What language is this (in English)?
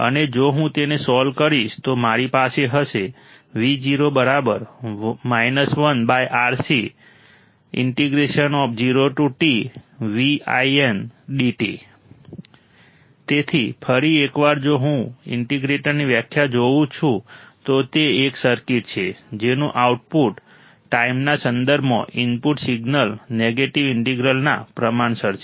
Gujarati